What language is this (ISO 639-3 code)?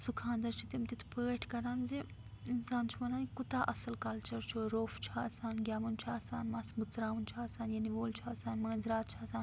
kas